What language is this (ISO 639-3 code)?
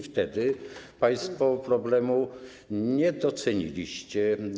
pol